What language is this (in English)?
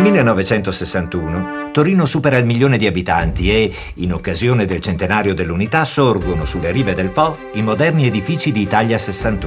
Italian